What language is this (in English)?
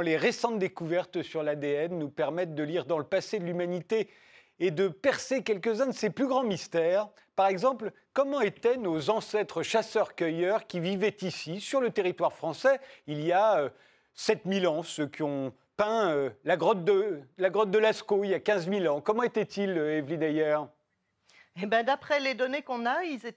French